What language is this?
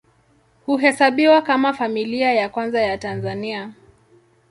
Swahili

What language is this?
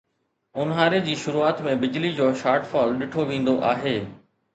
Sindhi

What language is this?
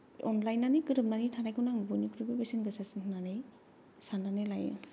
Bodo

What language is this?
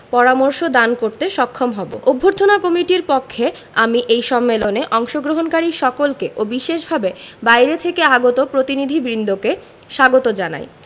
Bangla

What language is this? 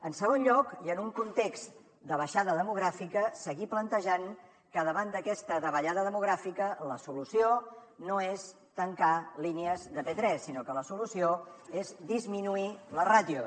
Catalan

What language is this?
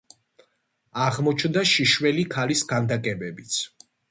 Georgian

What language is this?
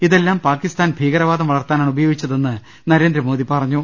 Malayalam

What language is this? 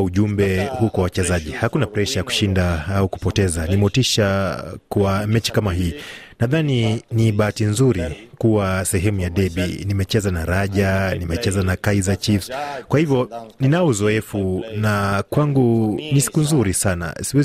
Swahili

